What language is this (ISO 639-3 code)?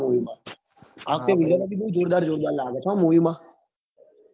guj